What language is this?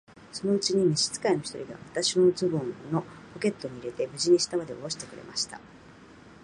Japanese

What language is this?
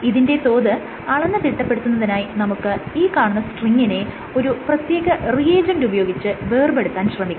Malayalam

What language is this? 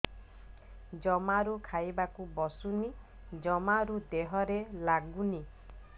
Odia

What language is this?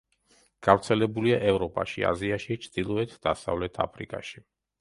Georgian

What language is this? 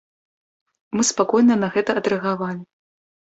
Belarusian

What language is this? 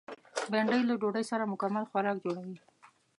Pashto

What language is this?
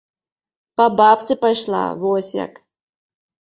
Belarusian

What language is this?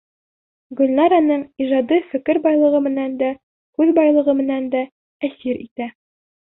Bashkir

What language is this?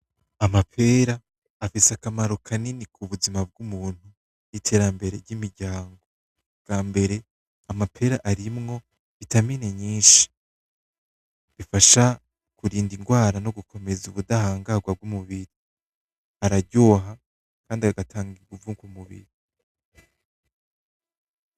Rundi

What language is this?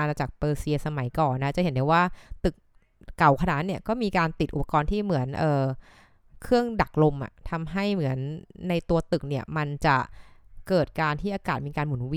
Thai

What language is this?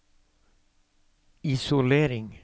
Norwegian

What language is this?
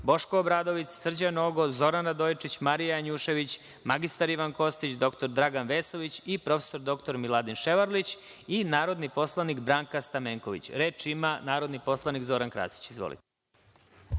Serbian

